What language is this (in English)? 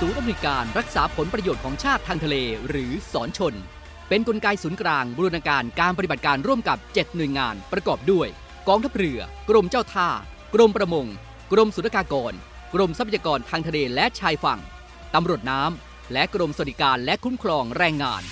Thai